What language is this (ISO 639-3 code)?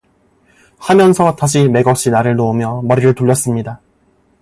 kor